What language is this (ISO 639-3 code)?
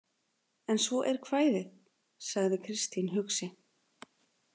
isl